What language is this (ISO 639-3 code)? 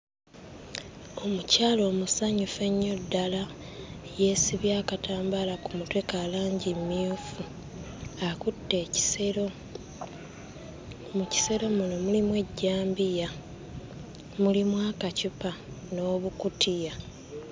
lug